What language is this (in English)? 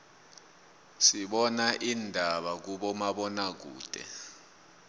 South Ndebele